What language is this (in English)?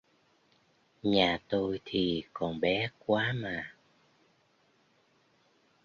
Vietnamese